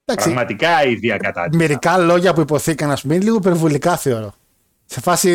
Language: Greek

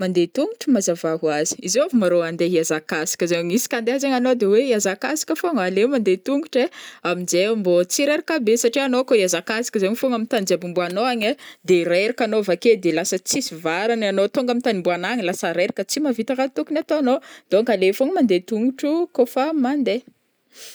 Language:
Northern Betsimisaraka Malagasy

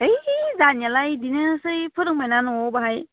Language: Bodo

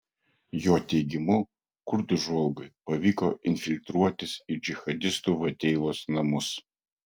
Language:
Lithuanian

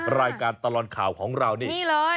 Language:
Thai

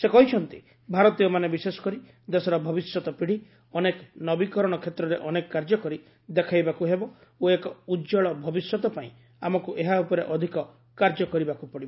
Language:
Odia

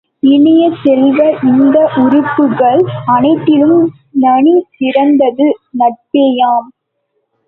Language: Tamil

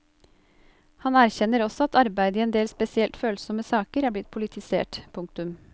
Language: Norwegian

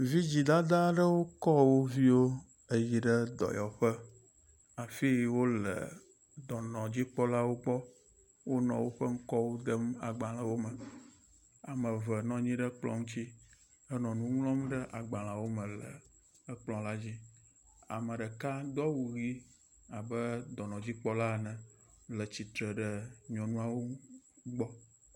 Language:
Ewe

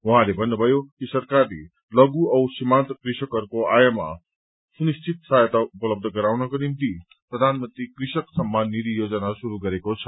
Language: Nepali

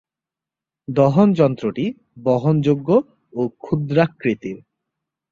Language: Bangla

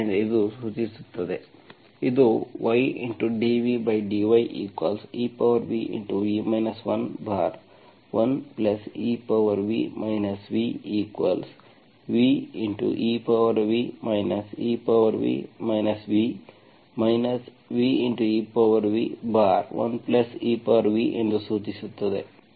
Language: Kannada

